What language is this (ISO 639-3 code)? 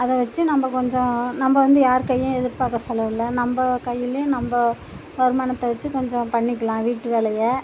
tam